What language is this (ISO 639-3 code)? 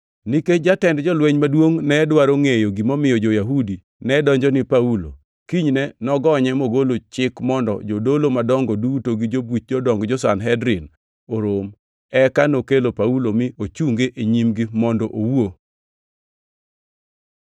luo